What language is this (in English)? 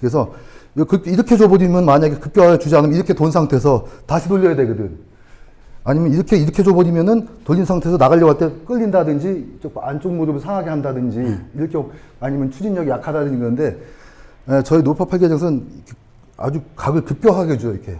Korean